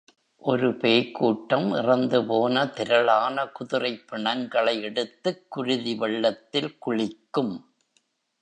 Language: Tamil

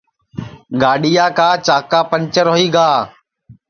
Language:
Sansi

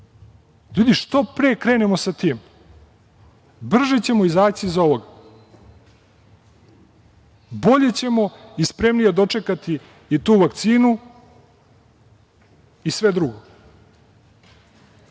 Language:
Serbian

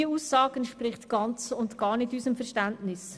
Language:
Swiss German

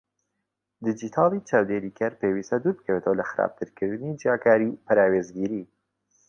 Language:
Central Kurdish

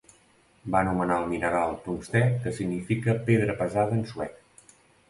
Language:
Catalan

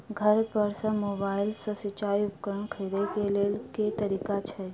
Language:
Maithili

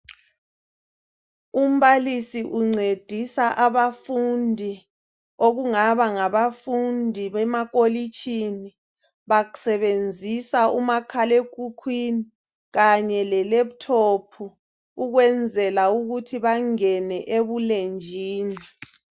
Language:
North Ndebele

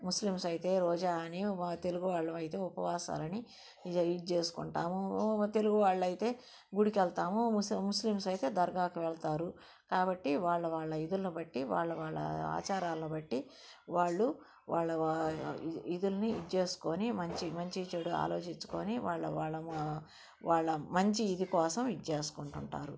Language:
Telugu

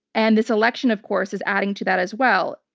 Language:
English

